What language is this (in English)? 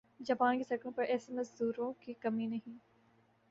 Urdu